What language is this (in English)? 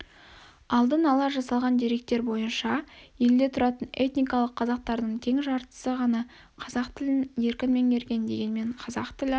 Kazakh